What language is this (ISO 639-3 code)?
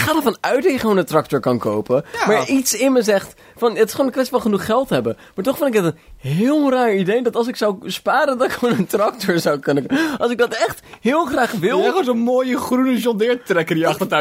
nld